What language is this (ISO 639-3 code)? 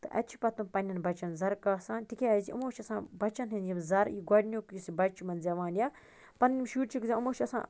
kas